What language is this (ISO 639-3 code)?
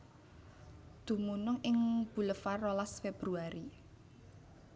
jav